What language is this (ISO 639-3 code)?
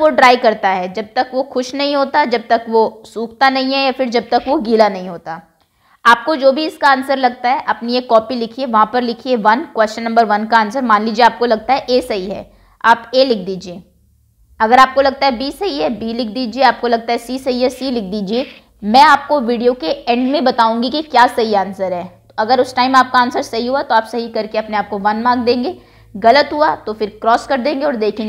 hin